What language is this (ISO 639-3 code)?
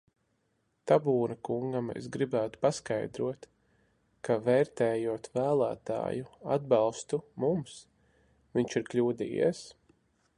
lav